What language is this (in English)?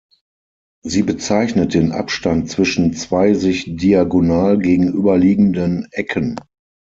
German